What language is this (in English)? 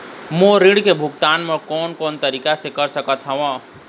Chhattisgarhi